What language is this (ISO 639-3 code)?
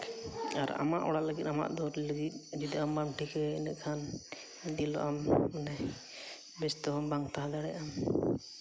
sat